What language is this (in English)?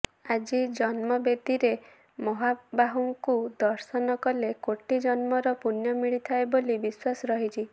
Odia